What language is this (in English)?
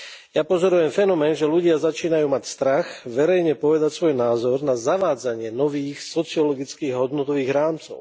Slovak